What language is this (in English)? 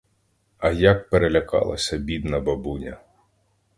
Ukrainian